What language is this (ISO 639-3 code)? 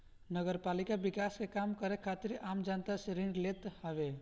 bho